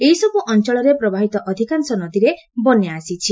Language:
Odia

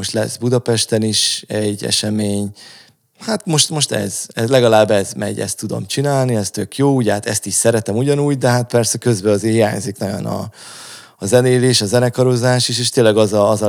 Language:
Hungarian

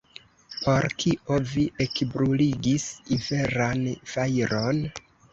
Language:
Esperanto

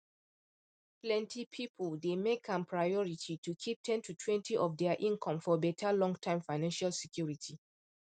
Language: Nigerian Pidgin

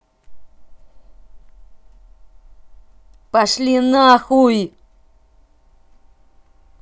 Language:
Russian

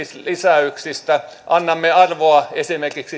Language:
Finnish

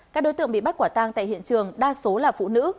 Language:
Vietnamese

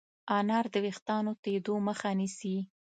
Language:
Pashto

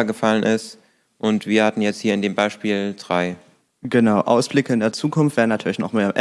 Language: German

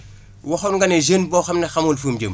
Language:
Wolof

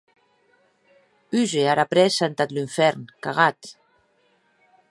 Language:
Occitan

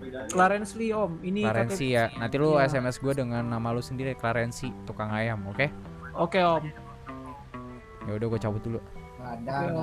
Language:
Indonesian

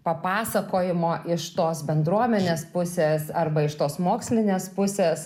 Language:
Lithuanian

